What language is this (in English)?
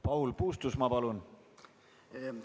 Estonian